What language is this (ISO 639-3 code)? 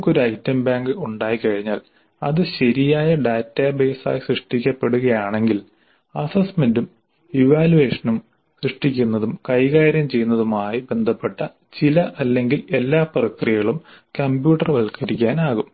mal